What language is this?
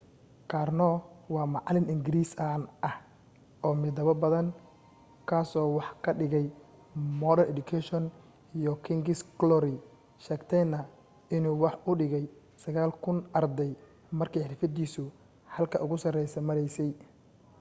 Somali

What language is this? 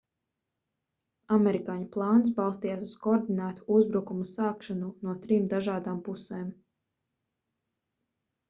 Latvian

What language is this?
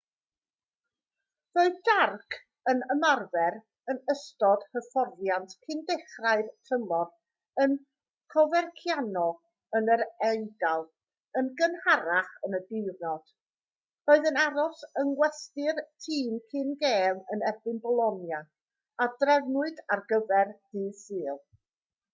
Welsh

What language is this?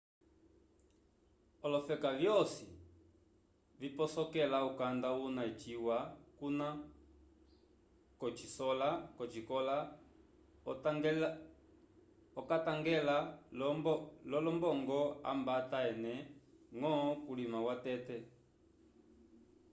Umbundu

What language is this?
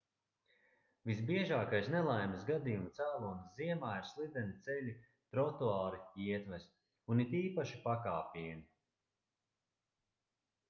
Latvian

